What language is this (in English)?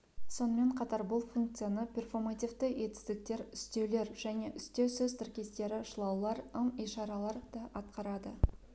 Kazakh